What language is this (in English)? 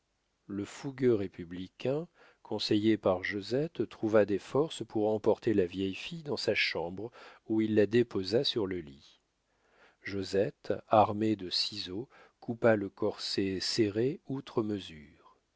French